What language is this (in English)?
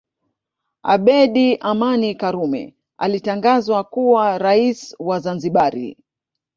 Swahili